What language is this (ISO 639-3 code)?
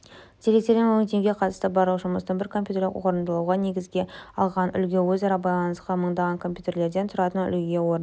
kaz